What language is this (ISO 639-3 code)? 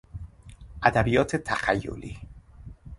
fas